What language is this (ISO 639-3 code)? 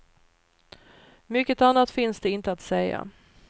swe